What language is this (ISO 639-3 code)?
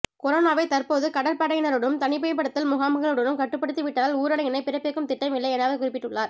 tam